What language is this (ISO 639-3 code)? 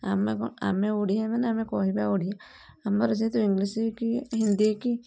ori